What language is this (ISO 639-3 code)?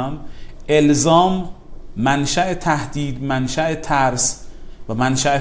fas